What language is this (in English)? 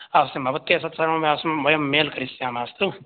Sanskrit